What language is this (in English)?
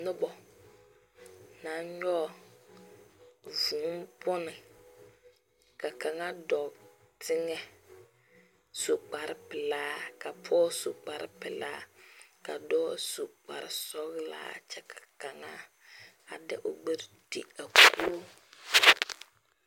Southern Dagaare